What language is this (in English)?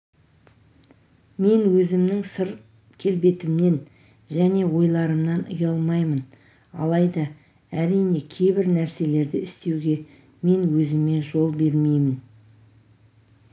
Kazakh